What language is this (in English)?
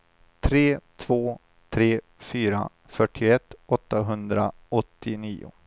Swedish